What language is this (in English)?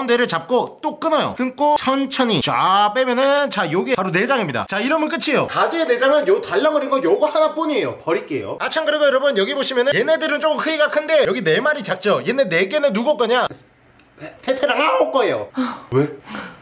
Korean